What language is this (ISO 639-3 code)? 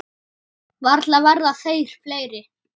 isl